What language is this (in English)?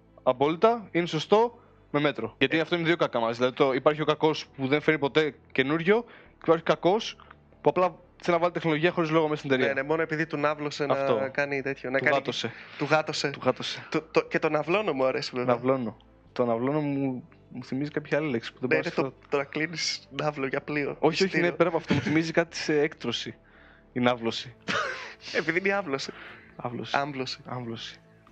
Greek